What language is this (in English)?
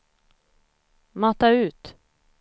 Swedish